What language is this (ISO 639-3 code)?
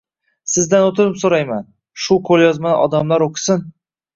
uzb